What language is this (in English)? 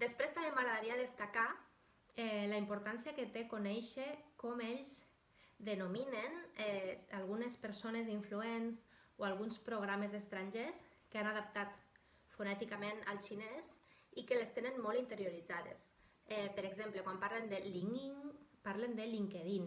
Catalan